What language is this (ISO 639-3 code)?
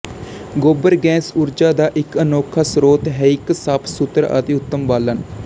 pan